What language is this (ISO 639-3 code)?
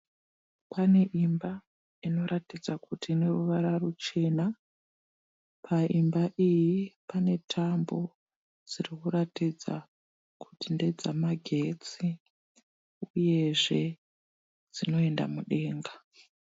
sna